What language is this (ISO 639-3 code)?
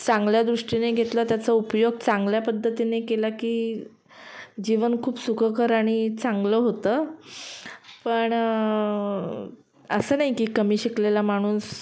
mar